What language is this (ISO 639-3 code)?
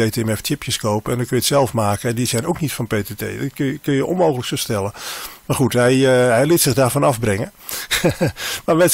nld